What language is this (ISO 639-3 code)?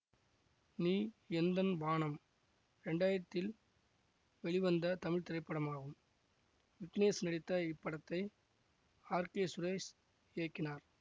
tam